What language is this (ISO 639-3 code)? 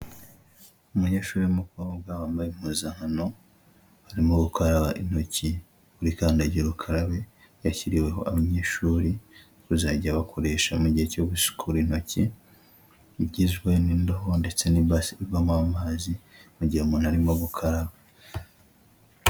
kin